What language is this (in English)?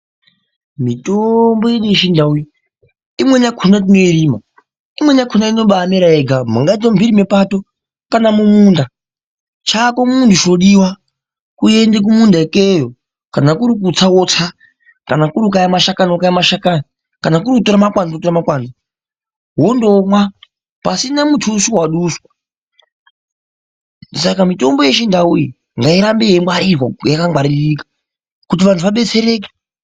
Ndau